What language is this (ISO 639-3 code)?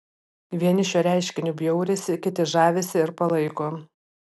lit